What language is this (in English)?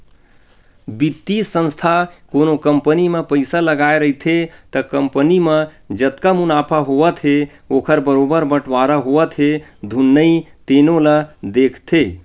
Chhattisgarhi